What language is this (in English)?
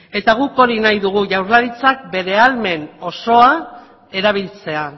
Basque